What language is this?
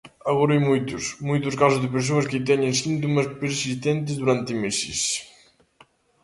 Galician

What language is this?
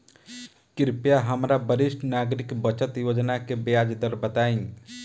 Bhojpuri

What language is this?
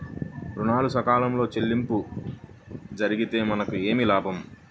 Telugu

